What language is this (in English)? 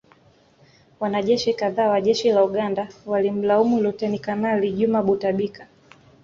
Swahili